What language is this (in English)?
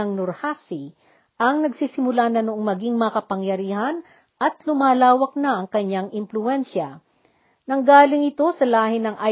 Filipino